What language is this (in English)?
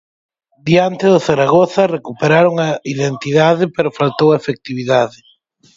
Galician